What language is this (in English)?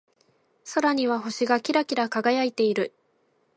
Japanese